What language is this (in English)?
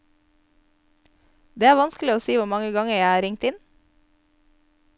Norwegian